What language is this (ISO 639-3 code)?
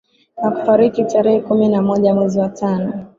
swa